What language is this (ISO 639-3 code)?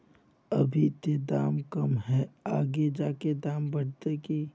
mag